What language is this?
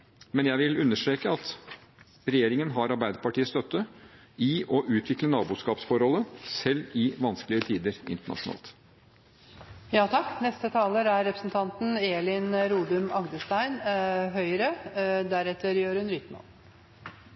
Norwegian Bokmål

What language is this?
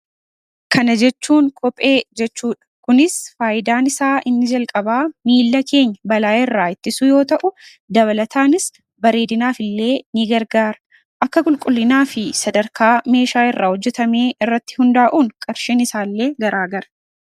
Oromo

